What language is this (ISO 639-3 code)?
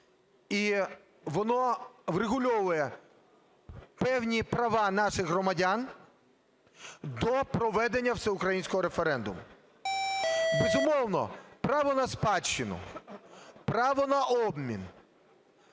ukr